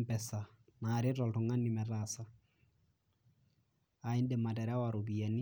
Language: Masai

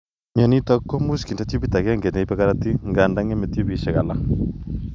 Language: Kalenjin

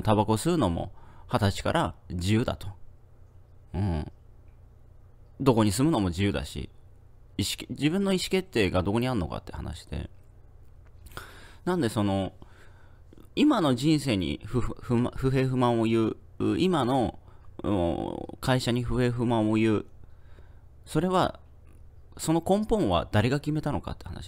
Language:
Japanese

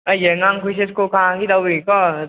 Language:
Manipuri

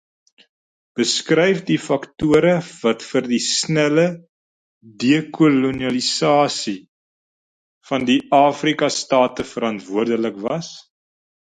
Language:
Afrikaans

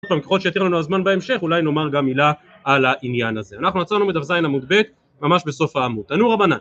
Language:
Hebrew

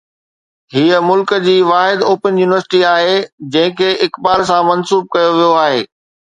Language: Sindhi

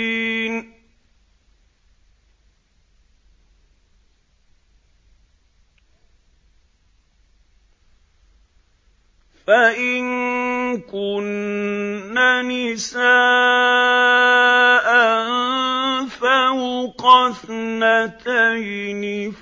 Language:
Arabic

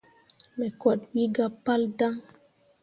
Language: Mundang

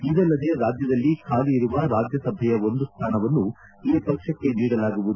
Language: Kannada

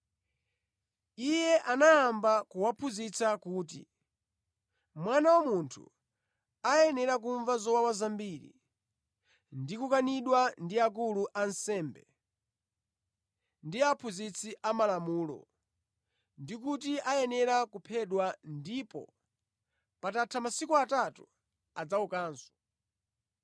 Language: Nyanja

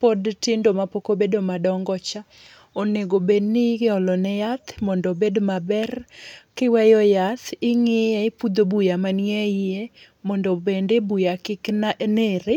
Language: Luo (Kenya and Tanzania)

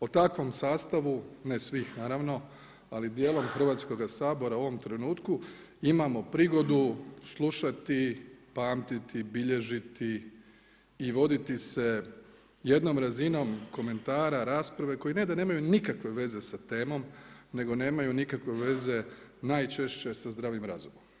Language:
Croatian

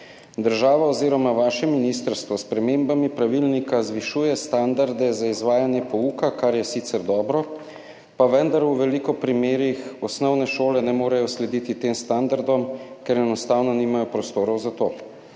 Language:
Slovenian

